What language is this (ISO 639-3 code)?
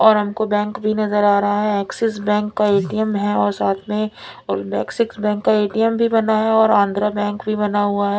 hin